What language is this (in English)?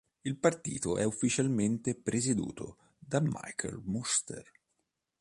Italian